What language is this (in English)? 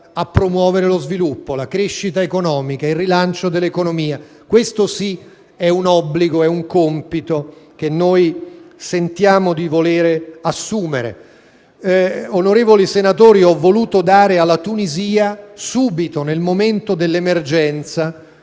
Italian